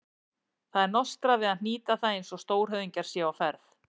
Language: Icelandic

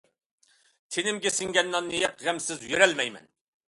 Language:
Uyghur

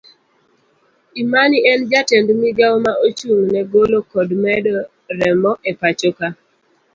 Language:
Luo (Kenya and Tanzania)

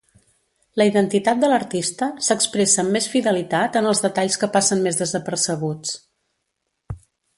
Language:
Catalan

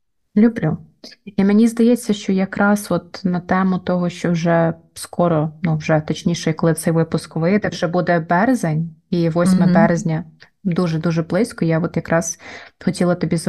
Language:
Ukrainian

